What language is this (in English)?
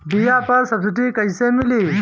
Bhojpuri